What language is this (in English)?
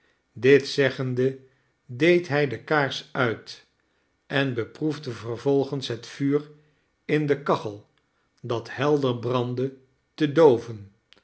Dutch